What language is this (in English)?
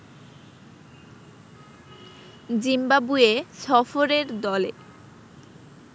Bangla